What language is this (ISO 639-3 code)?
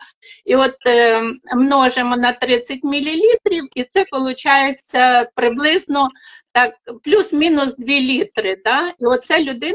ukr